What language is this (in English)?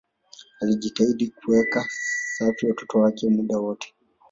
Swahili